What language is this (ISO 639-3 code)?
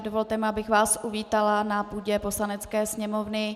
ces